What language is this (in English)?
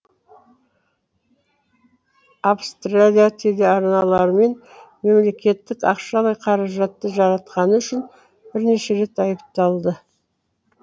Kazakh